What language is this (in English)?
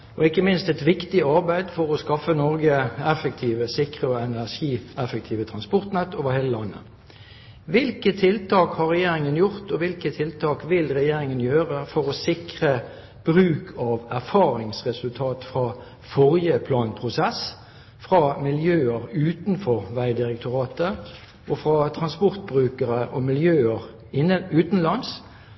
Norwegian Bokmål